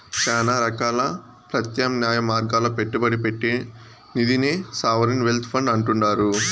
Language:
Telugu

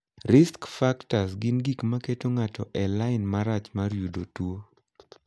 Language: Luo (Kenya and Tanzania)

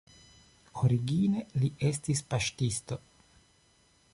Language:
Esperanto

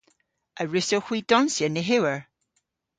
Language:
Cornish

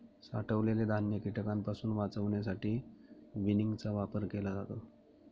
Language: Marathi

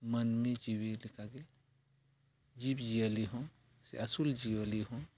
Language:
Santali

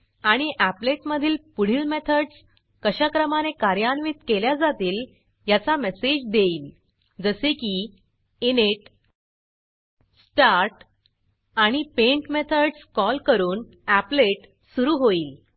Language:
Marathi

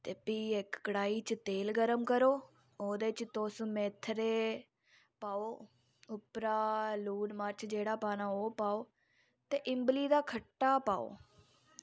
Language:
Dogri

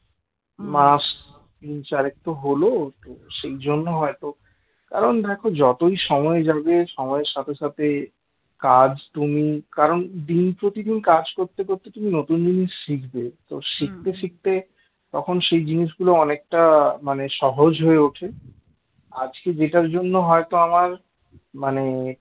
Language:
Bangla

